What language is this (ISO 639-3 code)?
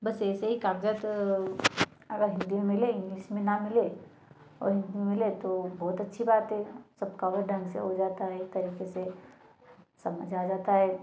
hin